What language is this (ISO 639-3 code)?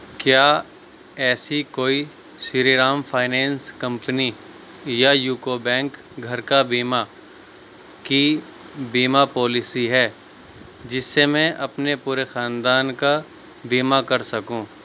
urd